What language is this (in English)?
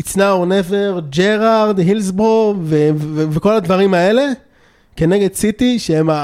Hebrew